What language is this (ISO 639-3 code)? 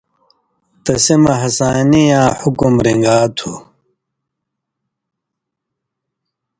mvy